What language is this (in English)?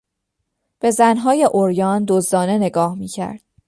Persian